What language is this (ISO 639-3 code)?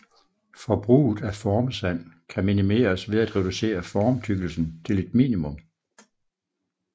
dan